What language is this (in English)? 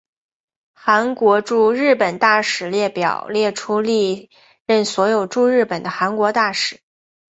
Chinese